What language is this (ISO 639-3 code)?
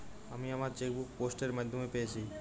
ben